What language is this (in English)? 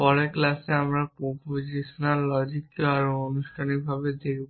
Bangla